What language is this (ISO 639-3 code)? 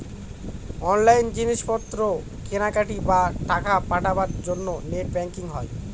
ben